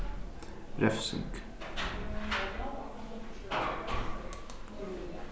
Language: Faroese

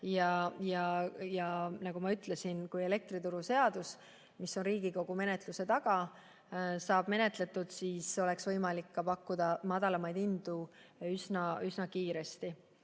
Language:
Estonian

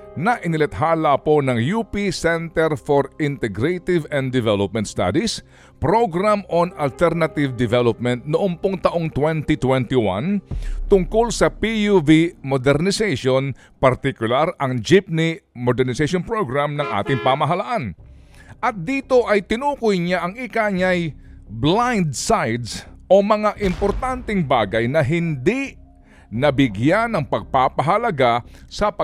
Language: Filipino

